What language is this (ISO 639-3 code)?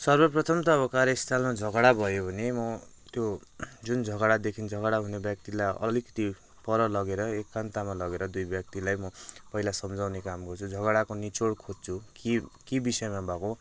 nep